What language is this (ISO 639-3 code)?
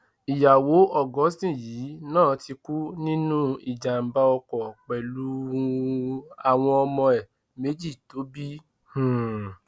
yor